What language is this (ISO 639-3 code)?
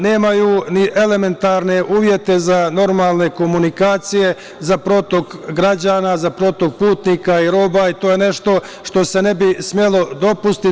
srp